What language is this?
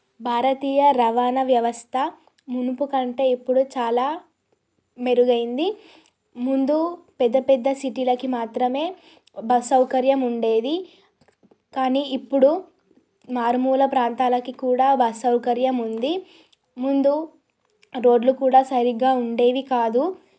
Telugu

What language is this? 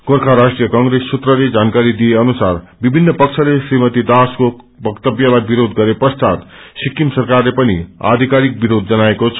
Nepali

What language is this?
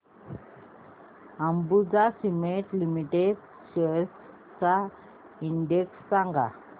Marathi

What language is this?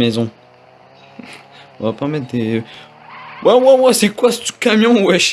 French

